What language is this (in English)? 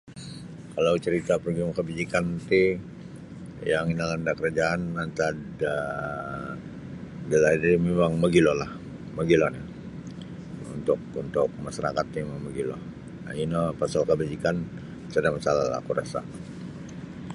Sabah Bisaya